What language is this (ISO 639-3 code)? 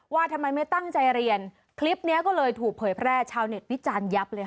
tha